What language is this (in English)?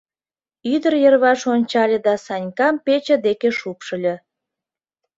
Mari